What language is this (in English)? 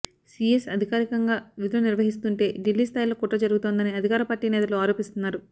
Telugu